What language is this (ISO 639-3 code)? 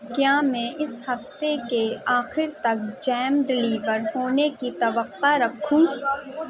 urd